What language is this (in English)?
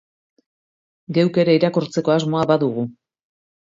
Basque